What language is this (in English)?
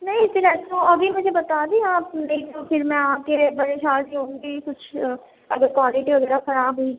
Urdu